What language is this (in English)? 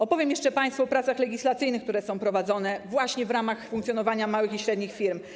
Polish